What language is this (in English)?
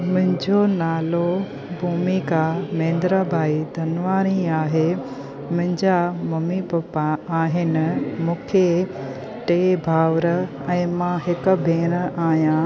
Sindhi